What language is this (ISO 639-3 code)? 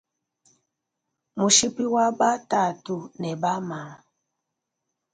lua